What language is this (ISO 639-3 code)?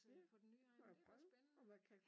dan